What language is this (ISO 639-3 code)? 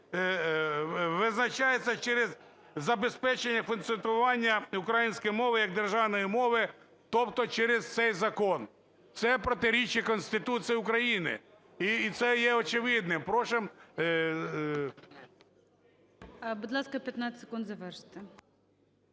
ukr